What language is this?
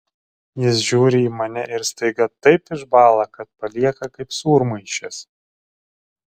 Lithuanian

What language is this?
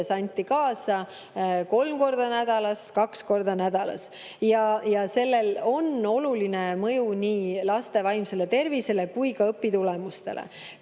Estonian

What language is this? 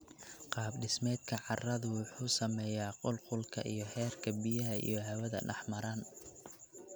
Somali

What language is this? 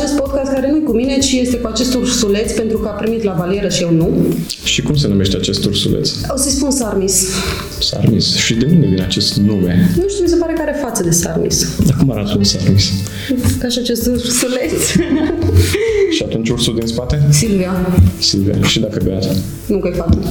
Romanian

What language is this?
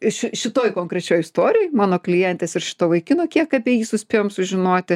Lithuanian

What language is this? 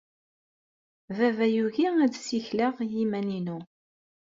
Kabyle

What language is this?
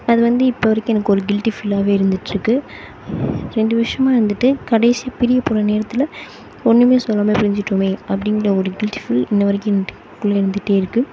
Tamil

